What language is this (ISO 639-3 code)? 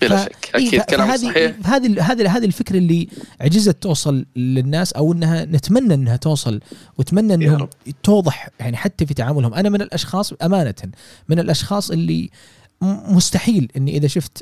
ara